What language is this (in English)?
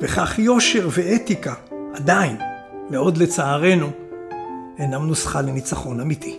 Hebrew